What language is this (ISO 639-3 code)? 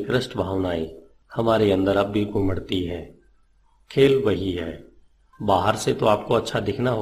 hin